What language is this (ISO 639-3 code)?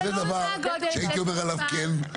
heb